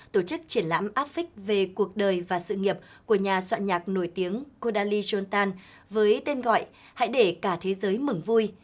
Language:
Vietnamese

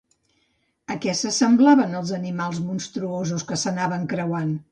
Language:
Catalan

